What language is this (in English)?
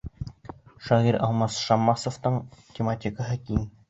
Bashkir